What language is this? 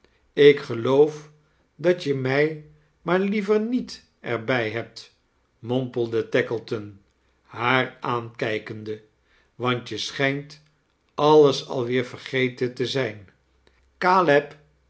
Dutch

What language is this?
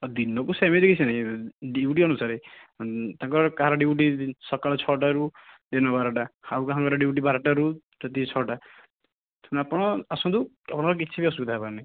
Odia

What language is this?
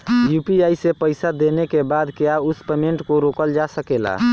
Bhojpuri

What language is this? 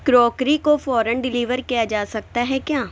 Urdu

